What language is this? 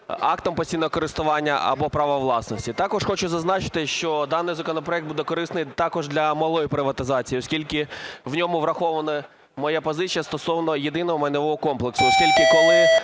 Ukrainian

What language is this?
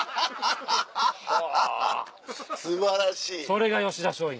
Japanese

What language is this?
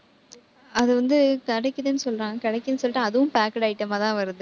Tamil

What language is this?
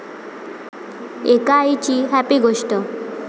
Marathi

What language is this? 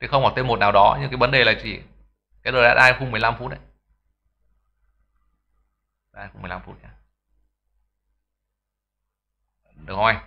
Vietnamese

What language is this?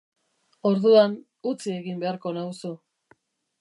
Basque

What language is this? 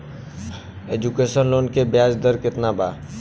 Bhojpuri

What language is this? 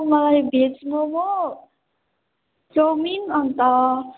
Nepali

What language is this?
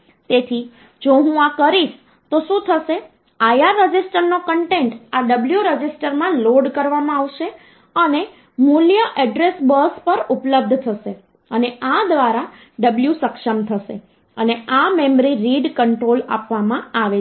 Gujarati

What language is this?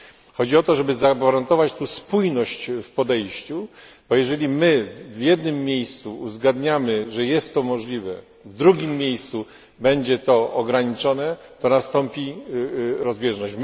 Polish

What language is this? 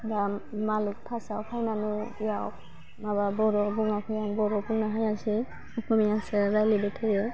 Bodo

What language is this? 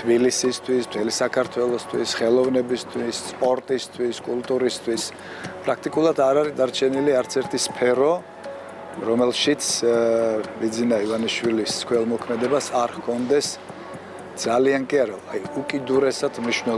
Romanian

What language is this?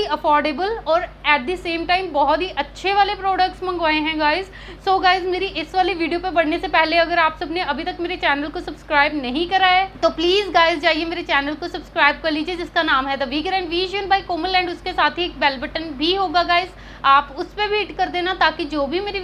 Hindi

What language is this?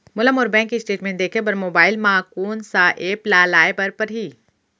Chhattisgarhi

